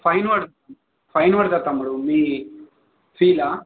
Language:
Telugu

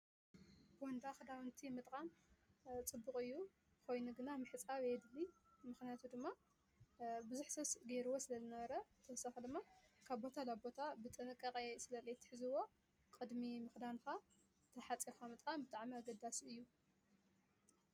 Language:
Tigrinya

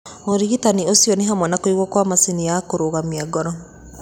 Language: Kikuyu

